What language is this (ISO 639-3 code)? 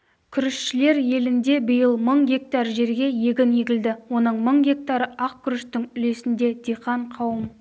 kaz